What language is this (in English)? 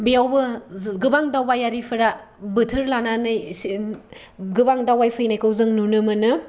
Bodo